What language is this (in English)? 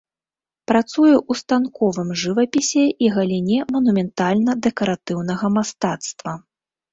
Belarusian